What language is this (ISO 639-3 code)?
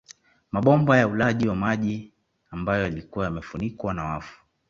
swa